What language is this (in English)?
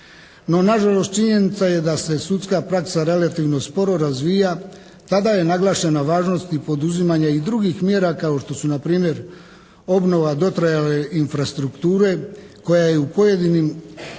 Croatian